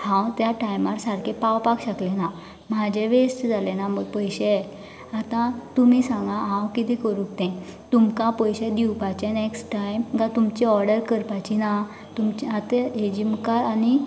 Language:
Konkani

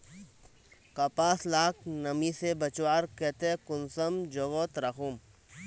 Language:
Magahi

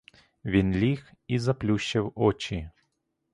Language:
Ukrainian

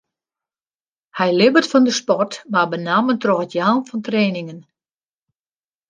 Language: Western Frisian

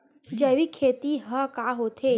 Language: Chhattisgarhi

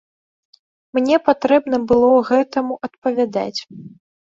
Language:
Belarusian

